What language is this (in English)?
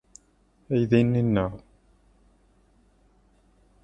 Kabyle